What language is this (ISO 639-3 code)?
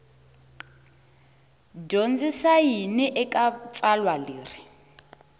tso